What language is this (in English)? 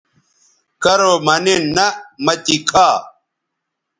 Bateri